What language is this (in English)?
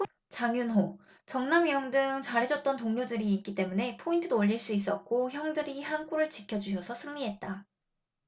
Korean